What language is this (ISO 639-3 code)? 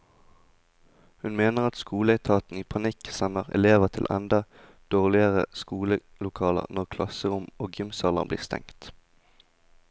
nor